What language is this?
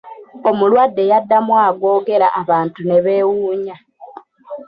Ganda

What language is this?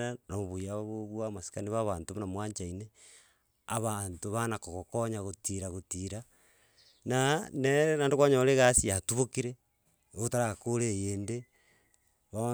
Gusii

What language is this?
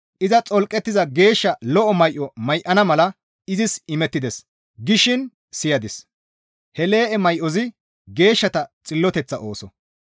Gamo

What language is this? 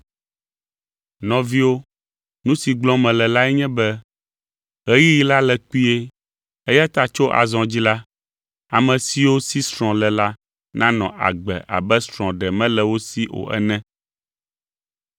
Ewe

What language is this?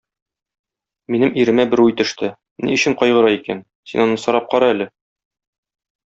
Tatar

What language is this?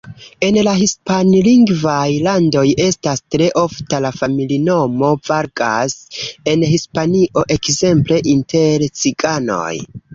Esperanto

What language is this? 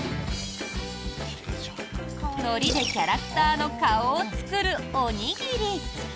Japanese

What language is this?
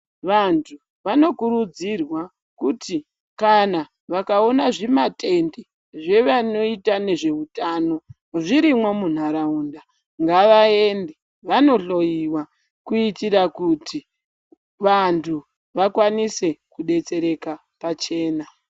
Ndau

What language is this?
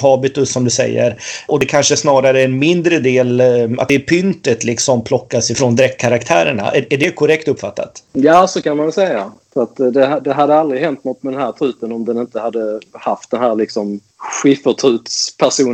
Swedish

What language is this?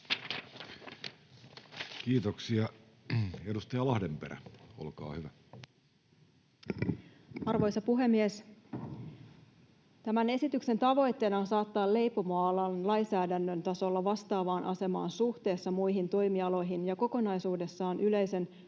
Finnish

